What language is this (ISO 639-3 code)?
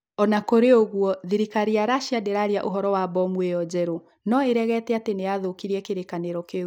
kik